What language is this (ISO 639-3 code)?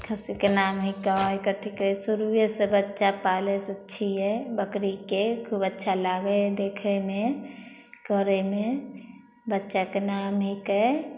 mai